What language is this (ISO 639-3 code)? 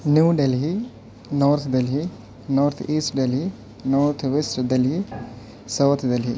urd